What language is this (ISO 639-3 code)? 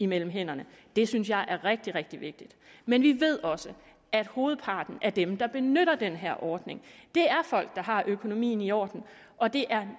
dan